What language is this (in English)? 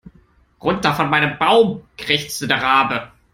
German